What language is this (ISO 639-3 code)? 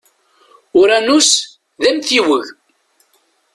kab